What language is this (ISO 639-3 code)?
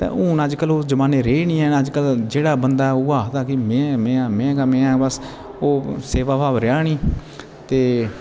doi